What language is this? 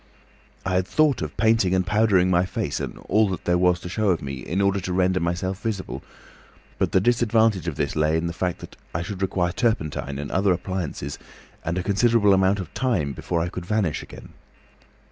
English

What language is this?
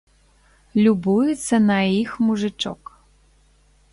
Belarusian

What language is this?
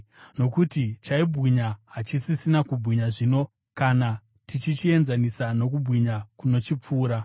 Shona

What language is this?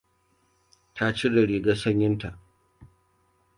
Hausa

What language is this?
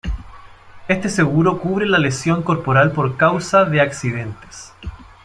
Spanish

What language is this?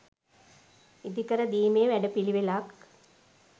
Sinhala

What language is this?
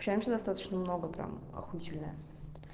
Russian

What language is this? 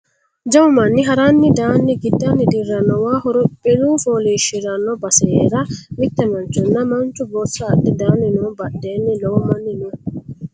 Sidamo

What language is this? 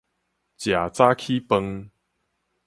Min Nan Chinese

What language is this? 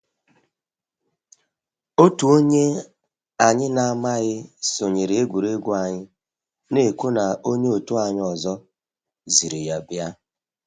Igbo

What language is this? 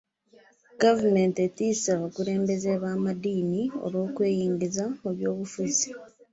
Ganda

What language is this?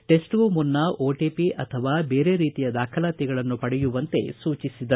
Kannada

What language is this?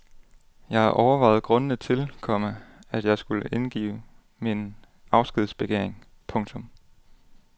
Danish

